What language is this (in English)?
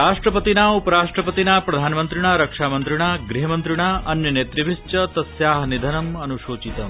Sanskrit